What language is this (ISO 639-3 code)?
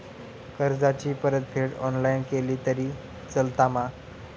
mar